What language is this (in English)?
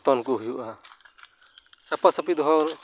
Santali